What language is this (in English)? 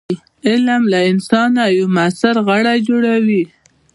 Pashto